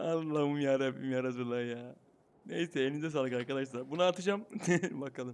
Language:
Turkish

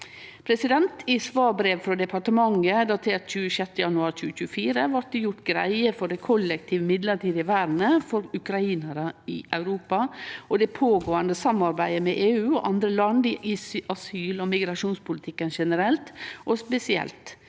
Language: Norwegian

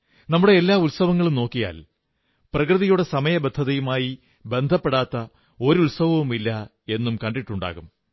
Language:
Malayalam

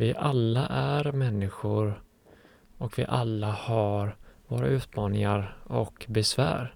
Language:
Swedish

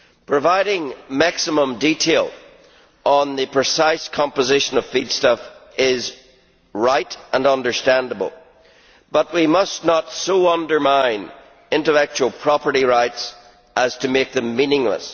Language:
English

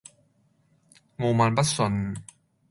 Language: Cantonese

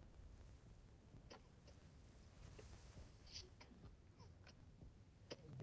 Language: Turkish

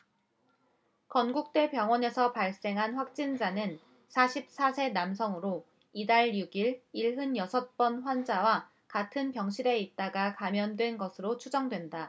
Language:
Korean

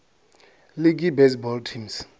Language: Venda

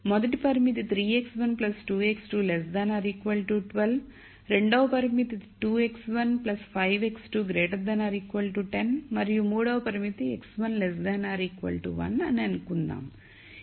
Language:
Telugu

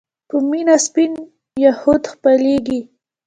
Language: Pashto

